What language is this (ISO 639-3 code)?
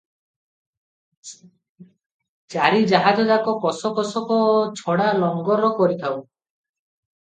ori